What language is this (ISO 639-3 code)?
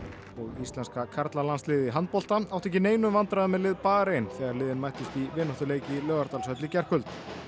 isl